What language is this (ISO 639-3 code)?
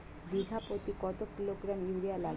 ben